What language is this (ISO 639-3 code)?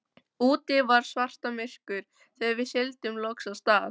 isl